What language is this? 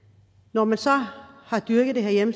Danish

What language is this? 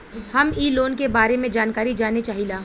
Bhojpuri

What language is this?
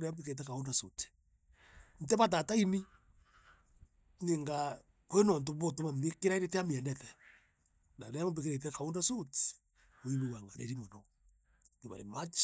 Meru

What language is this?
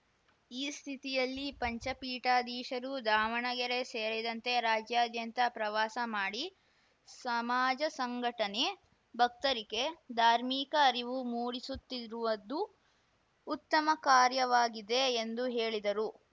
Kannada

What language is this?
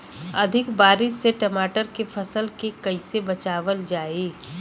Bhojpuri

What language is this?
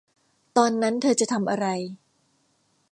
Thai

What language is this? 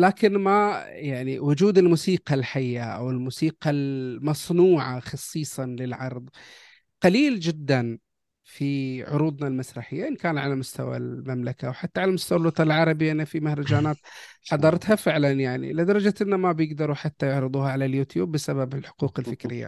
Arabic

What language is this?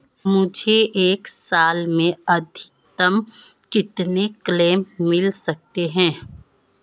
Hindi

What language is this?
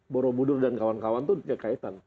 Indonesian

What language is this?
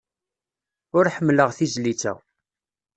Kabyle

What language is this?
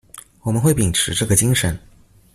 Chinese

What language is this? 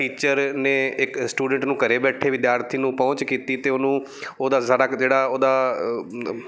Punjabi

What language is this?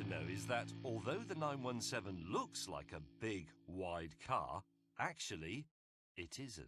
English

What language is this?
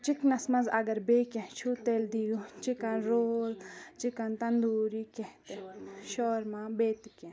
Kashmiri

